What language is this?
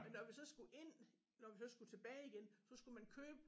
Danish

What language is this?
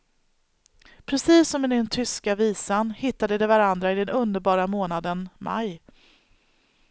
Swedish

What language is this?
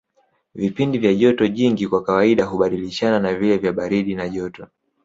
Swahili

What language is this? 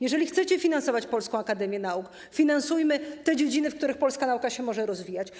Polish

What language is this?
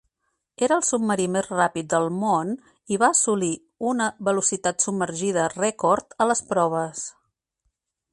Catalan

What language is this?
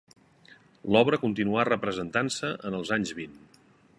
Catalan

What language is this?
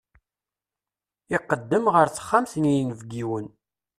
Kabyle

